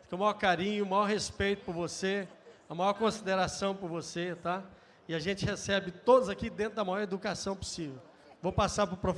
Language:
Portuguese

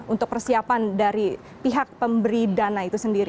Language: Indonesian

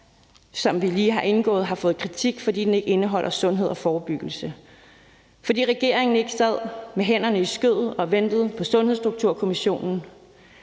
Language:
Danish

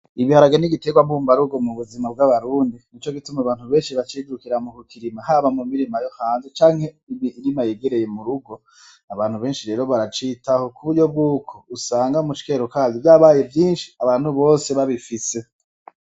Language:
Rundi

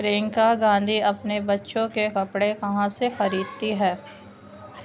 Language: Urdu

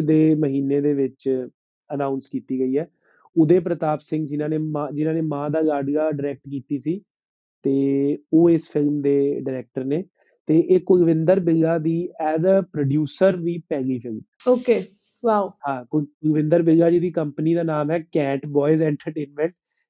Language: Punjabi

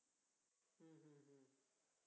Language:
Marathi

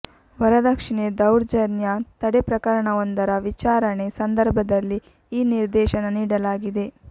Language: Kannada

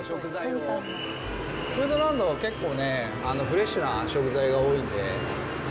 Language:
Japanese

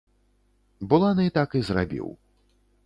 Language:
Belarusian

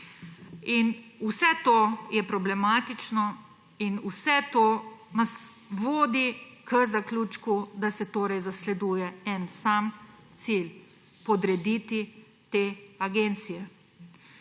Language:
Slovenian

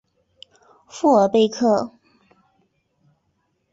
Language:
Chinese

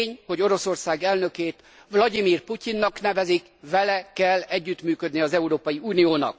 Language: Hungarian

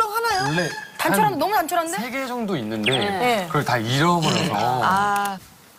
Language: Korean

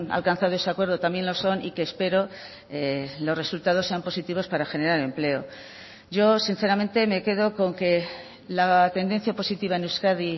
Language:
Spanish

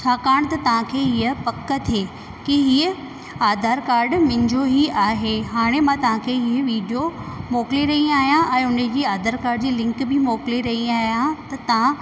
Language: Sindhi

